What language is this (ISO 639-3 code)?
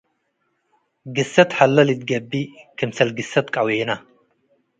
tig